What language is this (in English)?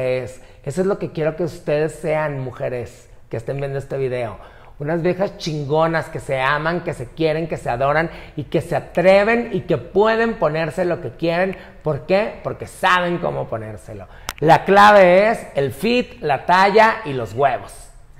Spanish